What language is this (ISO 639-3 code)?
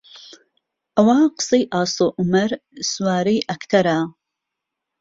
ckb